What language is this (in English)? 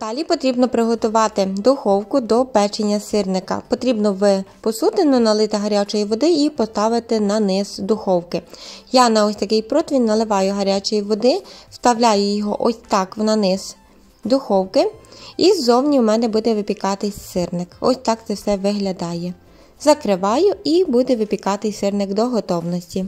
Ukrainian